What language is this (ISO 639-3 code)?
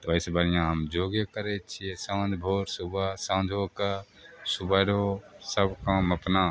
mai